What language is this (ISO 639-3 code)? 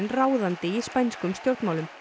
isl